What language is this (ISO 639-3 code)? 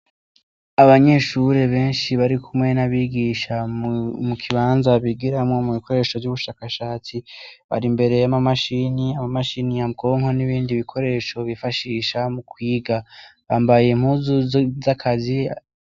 run